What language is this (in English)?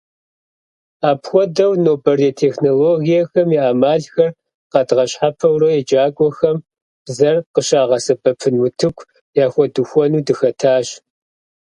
Kabardian